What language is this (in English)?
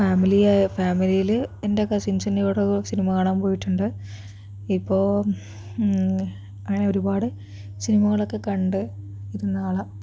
Malayalam